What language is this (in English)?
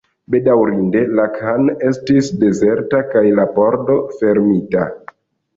Esperanto